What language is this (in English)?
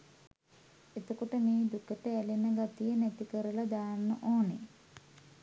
Sinhala